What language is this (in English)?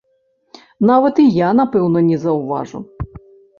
Belarusian